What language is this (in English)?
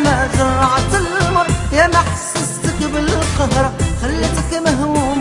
Arabic